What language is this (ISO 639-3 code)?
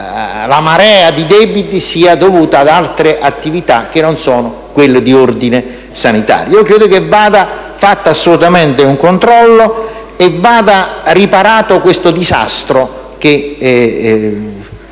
ita